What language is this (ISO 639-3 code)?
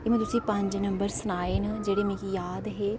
doi